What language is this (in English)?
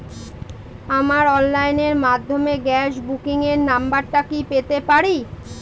Bangla